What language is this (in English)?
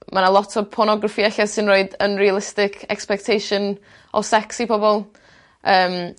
Welsh